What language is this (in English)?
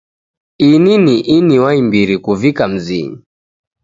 Taita